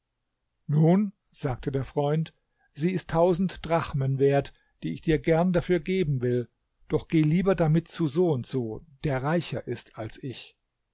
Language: German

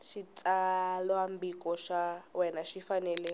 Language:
Tsonga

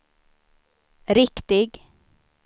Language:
Swedish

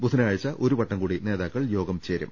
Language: Malayalam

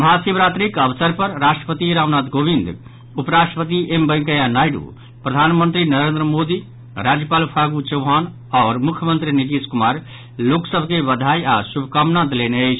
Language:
Maithili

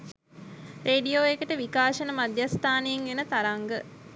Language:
Sinhala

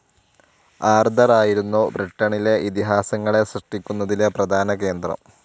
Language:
Malayalam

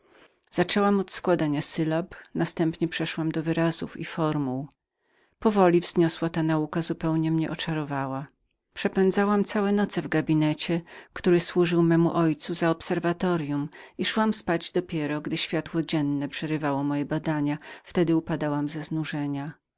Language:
Polish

